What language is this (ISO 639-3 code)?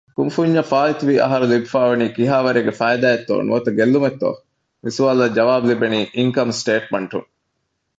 div